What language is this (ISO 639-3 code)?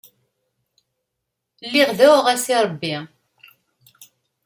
kab